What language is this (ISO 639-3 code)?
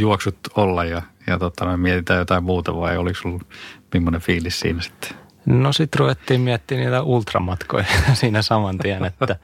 fin